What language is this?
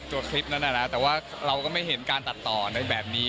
Thai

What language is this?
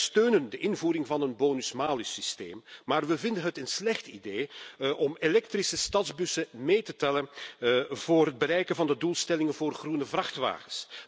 Dutch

